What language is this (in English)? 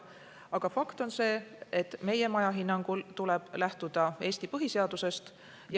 Estonian